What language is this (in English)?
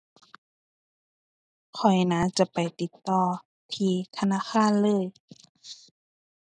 Thai